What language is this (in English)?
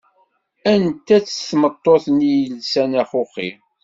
Kabyle